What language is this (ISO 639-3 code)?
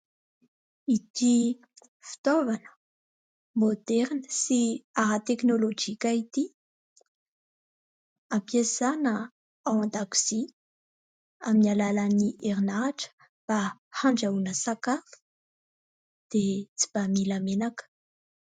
mlg